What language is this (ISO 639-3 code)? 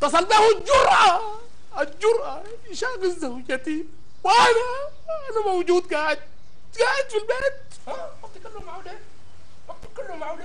ara